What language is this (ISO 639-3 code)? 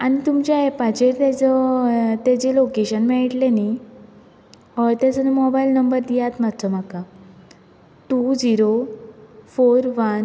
kok